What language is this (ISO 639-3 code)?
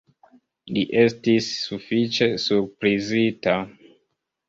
epo